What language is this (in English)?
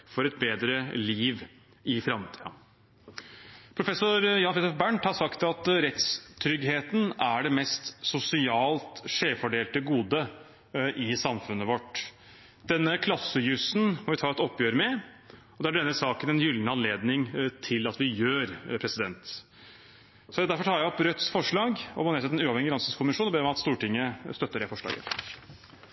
Norwegian Bokmål